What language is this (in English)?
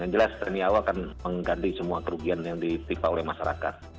Indonesian